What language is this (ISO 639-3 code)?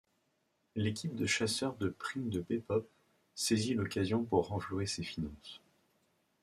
fra